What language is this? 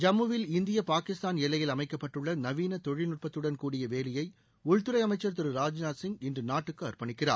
Tamil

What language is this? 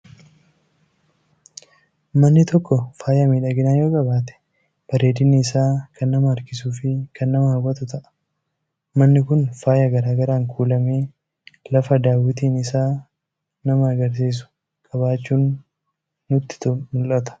Oromo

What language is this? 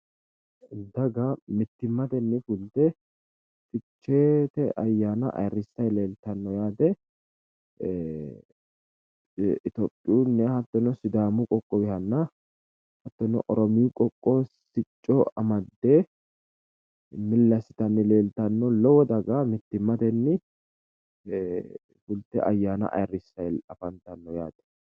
Sidamo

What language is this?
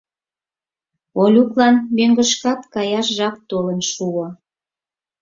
Mari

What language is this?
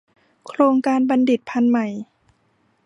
Thai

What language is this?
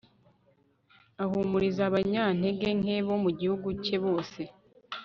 Kinyarwanda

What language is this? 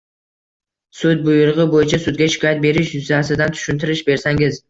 Uzbek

